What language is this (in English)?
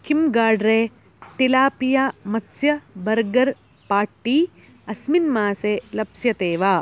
Sanskrit